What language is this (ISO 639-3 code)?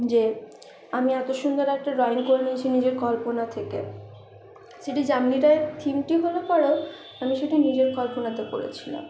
ben